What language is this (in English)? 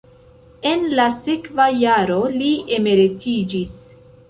Esperanto